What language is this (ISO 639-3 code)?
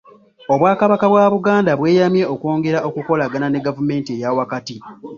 lug